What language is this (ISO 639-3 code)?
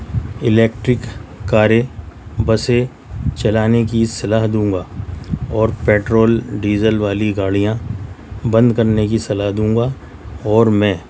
urd